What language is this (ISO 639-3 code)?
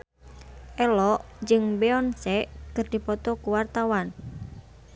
sun